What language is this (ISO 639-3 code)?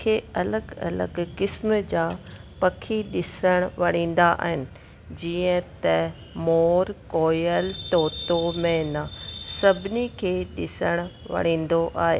snd